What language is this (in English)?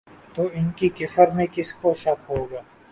Urdu